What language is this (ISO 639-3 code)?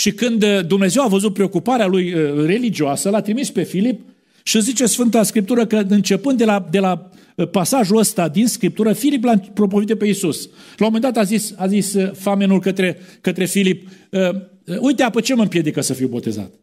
ron